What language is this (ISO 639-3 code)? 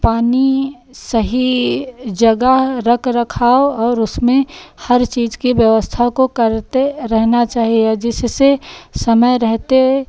hin